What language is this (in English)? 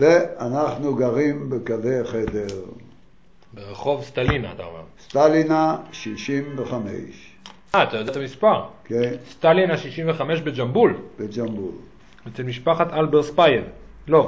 Hebrew